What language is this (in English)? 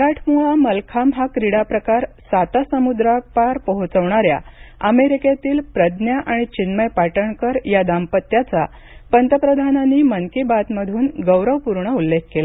Marathi